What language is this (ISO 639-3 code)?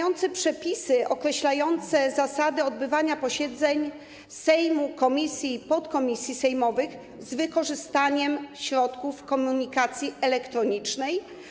pol